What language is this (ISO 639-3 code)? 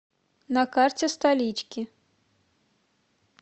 rus